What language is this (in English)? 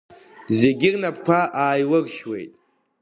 Abkhazian